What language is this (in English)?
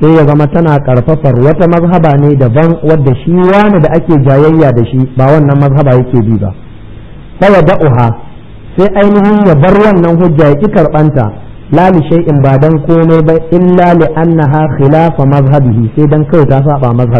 Arabic